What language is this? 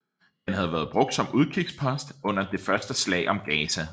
Danish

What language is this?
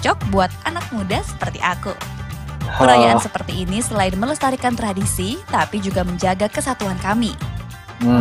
Indonesian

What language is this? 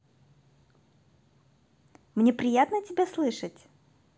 Russian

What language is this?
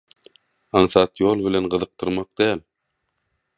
Turkmen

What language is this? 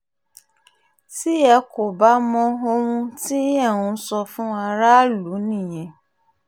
Yoruba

